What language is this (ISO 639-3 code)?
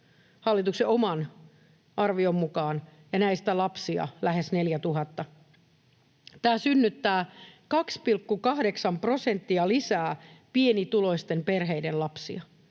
fin